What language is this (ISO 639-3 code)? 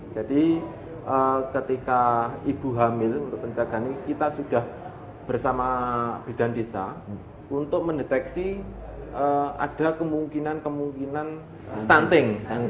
ind